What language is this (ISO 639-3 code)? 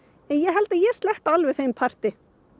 isl